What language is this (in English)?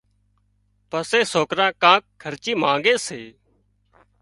Wadiyara Koli